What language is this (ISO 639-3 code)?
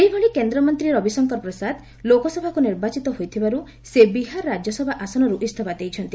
ori